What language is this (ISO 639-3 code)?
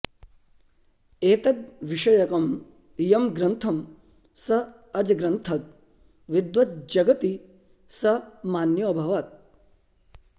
san